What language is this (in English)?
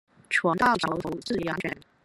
Chinese